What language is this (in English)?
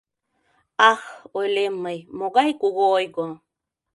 Mari